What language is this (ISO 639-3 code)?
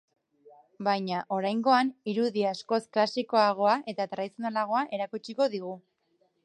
eus